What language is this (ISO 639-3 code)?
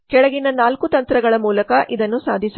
kan